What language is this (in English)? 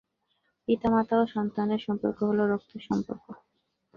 Bangla